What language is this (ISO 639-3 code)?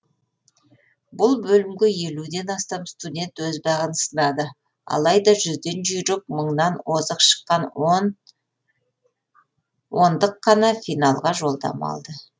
kaz